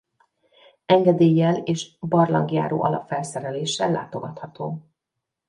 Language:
Hungarian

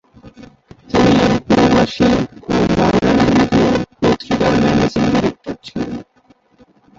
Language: Bangla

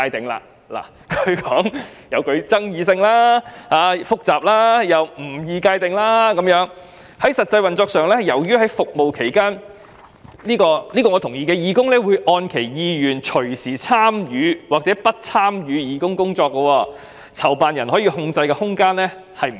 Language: Cantonese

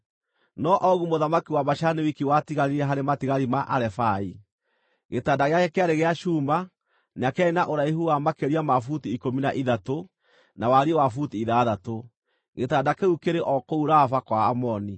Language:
Kikuyu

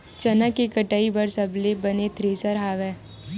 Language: Chhattisgarhi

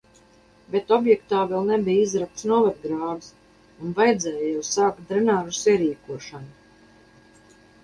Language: Latvian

